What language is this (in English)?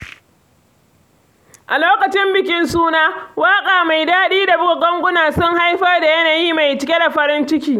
Hausa